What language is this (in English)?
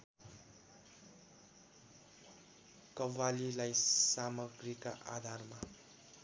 Nepali